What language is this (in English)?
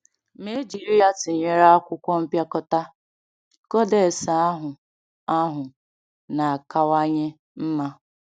Igbo